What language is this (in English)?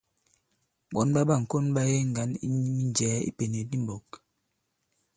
Bankon